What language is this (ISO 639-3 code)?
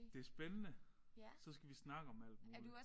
dan